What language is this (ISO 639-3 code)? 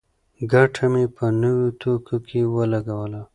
pus